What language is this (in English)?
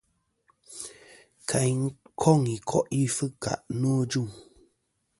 Kom